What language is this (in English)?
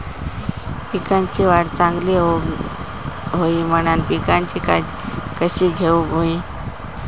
Marathi